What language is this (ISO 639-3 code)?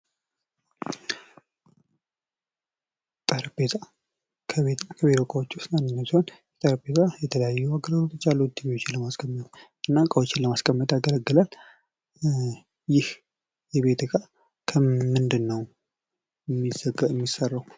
amh